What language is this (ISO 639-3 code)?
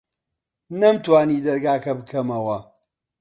ckb